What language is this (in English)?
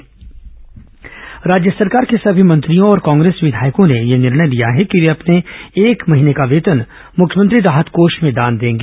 Hindi